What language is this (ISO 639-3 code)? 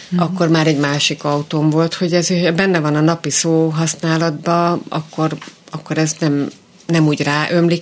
hun